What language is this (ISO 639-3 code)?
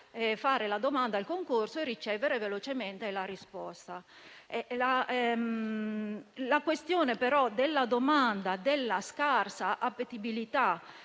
ita